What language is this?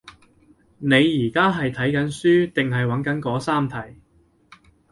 Cantonese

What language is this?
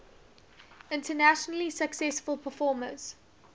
English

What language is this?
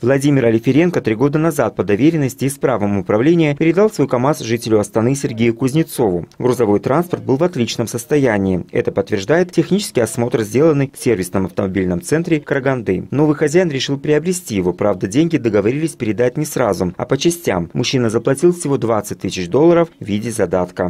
Russian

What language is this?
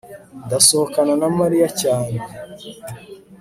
Kinyarwanda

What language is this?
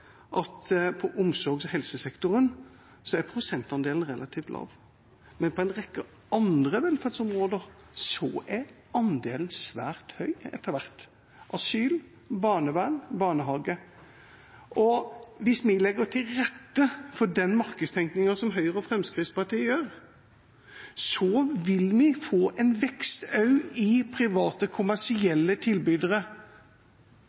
Norwegian Bokmål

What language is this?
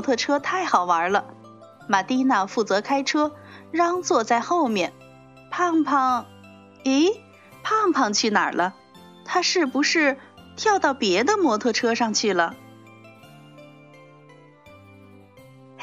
Chinese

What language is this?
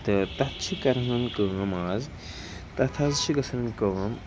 Kashmiri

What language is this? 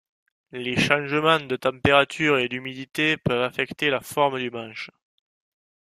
French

